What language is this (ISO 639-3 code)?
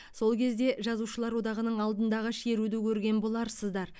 kaz